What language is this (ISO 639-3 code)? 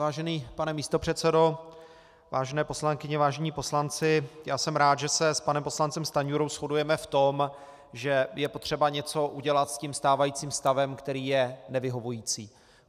ces